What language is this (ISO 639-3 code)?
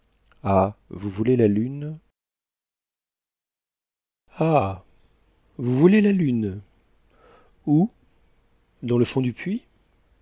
fra